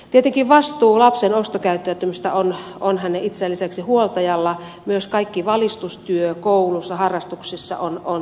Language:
Finnish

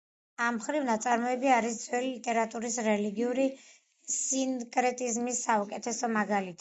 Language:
Georgian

